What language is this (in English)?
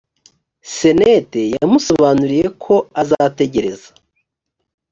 Kinyarwanda